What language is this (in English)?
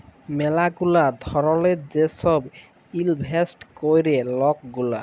Bangla